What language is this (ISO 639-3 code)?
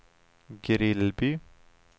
swe